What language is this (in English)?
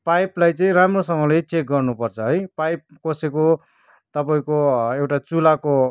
Nepali